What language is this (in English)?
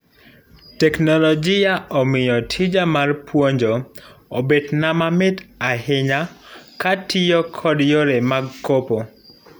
Luo (Kenya and Tanzania)